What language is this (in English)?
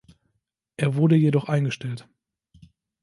German